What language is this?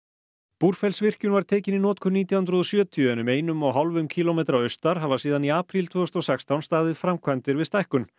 Icelandic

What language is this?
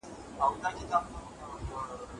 Pashto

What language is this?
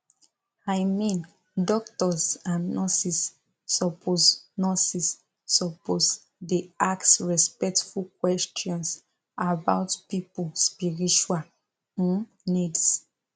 Nigerian Pidgin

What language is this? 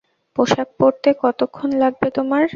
Bangla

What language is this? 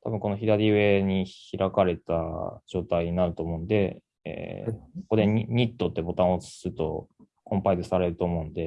Japanese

